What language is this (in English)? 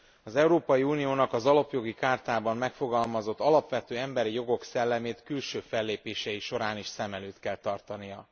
Hungarian